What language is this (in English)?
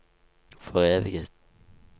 Norwegian